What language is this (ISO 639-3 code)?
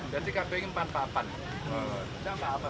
ind